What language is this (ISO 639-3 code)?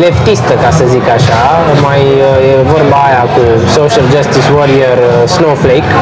ron